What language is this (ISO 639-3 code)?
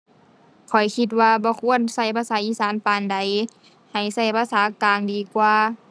tha